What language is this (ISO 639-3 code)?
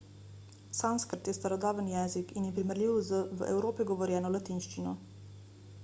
slv